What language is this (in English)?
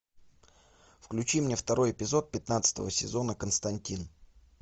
Russian